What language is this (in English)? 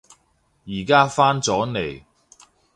Cantonese